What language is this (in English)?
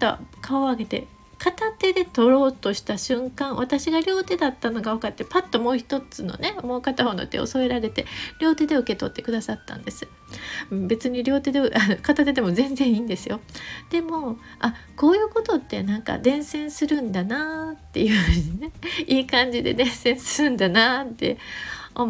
Japanese